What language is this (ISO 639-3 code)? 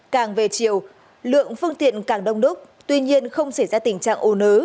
vie